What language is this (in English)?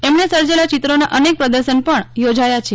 Gujarati